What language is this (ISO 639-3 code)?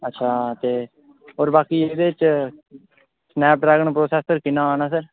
doi